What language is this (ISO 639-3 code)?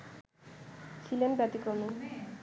ben